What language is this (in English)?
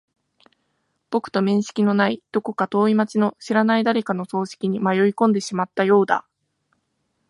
Japanese